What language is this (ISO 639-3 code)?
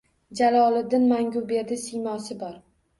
uzb